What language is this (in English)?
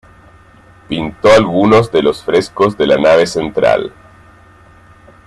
Spanish